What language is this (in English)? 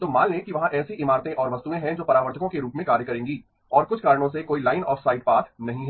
Hindi